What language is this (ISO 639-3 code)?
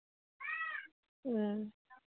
mni